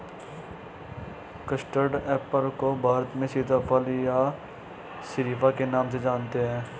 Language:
Hindi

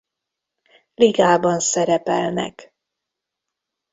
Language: Hungarian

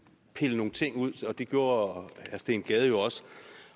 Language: Danish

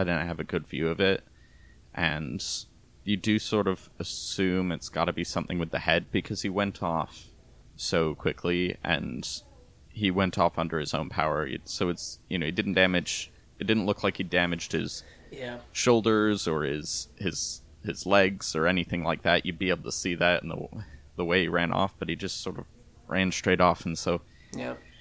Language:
English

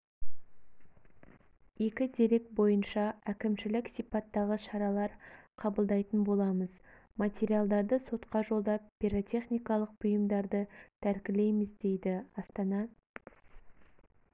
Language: Kazakh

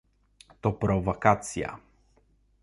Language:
Polish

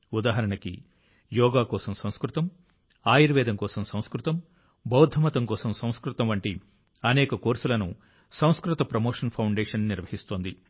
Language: Telugu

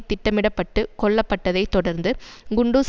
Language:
Tamil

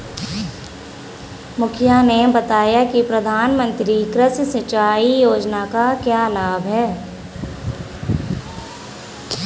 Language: Hindi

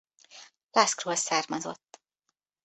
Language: Hungarian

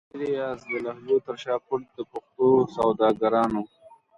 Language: Pashto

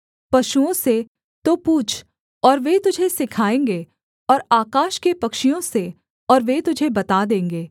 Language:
Hindi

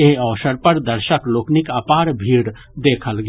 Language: Maithili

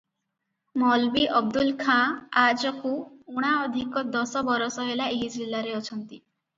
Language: Odia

